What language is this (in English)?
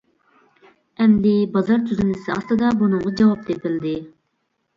Uyghur